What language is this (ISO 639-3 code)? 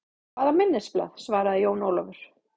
isl